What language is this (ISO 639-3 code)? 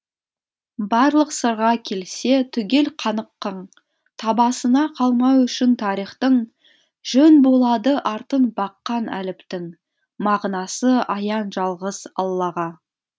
kaz